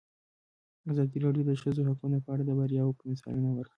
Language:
Pashto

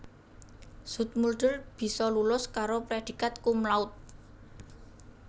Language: Javanese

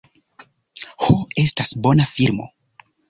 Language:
Esperanto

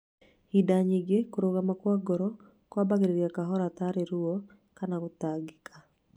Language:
Kikuyu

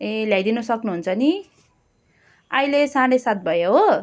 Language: Nepali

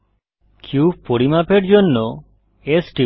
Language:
Bangla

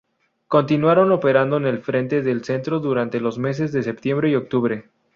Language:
Spanish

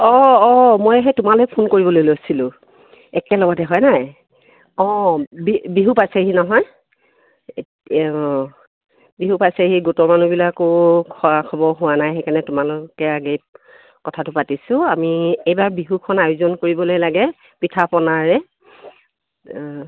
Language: Assamese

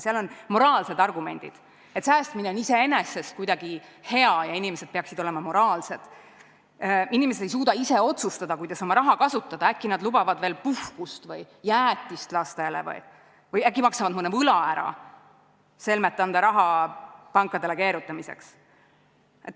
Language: Estonian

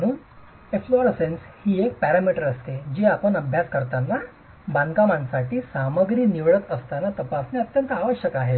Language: Marathi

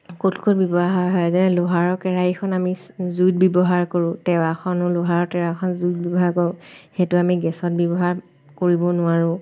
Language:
Assamese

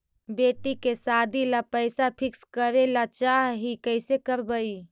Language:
Magahi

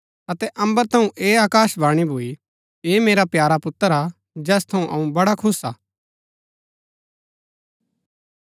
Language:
Gaddi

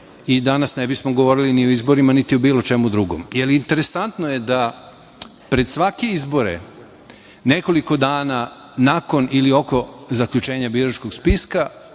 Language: Serbian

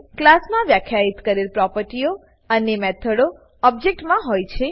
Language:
Gujarati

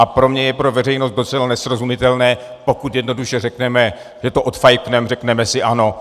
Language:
Czech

